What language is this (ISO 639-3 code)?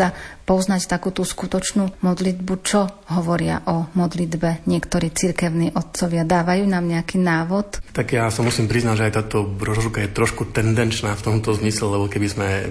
slk